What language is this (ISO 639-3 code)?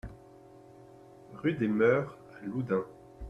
fra